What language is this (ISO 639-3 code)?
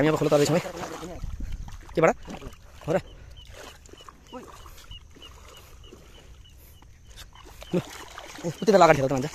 ind